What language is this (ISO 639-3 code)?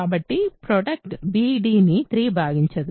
tel